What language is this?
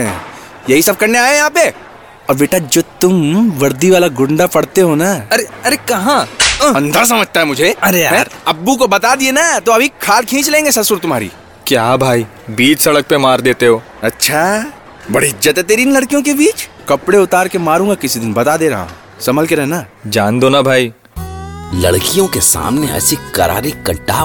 Hindi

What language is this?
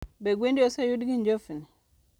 Luo (Kenya and Tanzania)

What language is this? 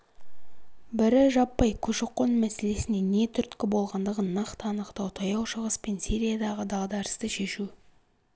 Kazakh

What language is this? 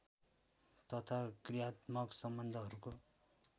Nepali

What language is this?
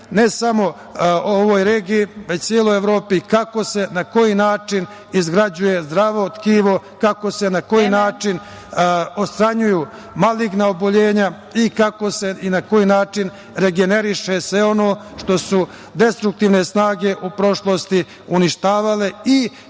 Serbian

